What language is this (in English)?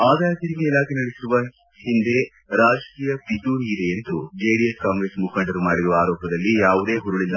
Kannada